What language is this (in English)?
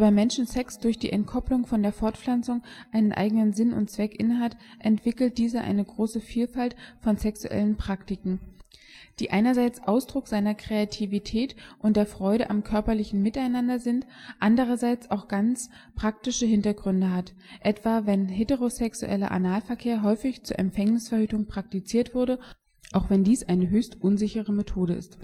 German